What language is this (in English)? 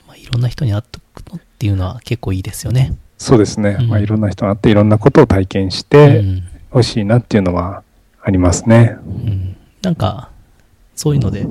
Japanese